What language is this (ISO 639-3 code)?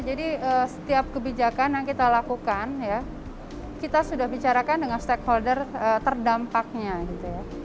ind